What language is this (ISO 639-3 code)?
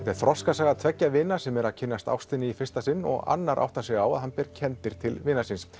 isl